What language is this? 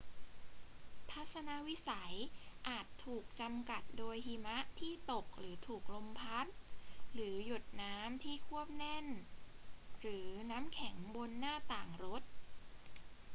Thai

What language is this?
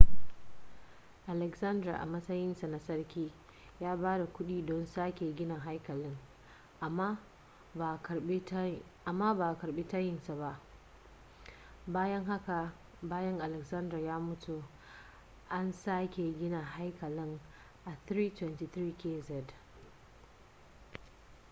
Hausa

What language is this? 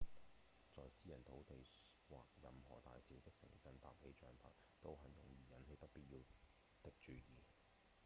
Cantonese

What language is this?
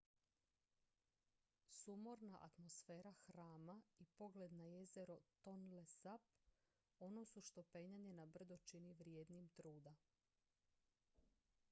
Croatian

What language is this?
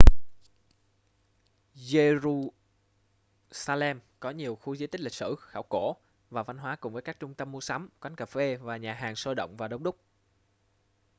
Vietnamese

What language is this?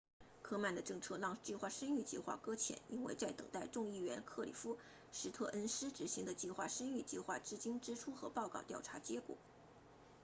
Chinese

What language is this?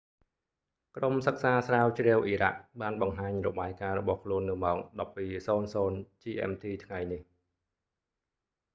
Khmer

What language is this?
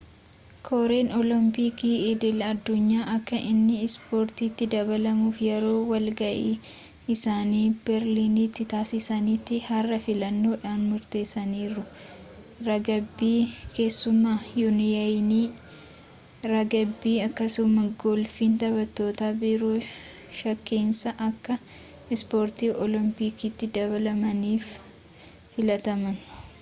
Oromo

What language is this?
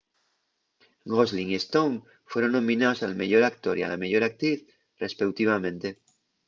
Asturian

